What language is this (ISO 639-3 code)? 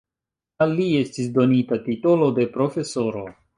epo